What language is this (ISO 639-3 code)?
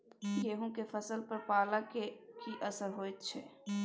mai